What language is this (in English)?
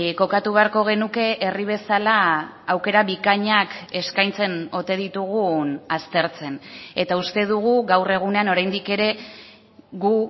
Basque